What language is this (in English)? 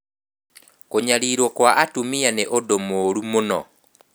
Kikuyu